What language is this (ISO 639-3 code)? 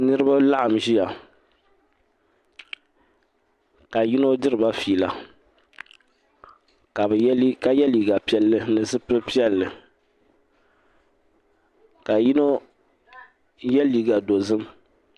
dag